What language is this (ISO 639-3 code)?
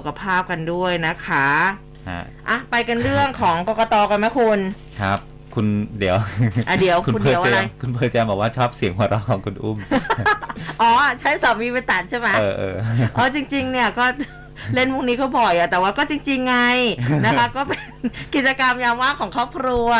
tha